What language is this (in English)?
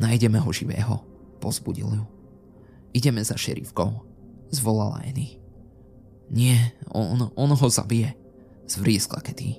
Slovak